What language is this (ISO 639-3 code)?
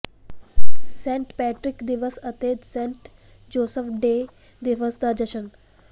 pan